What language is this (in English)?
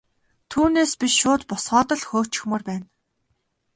Mongolian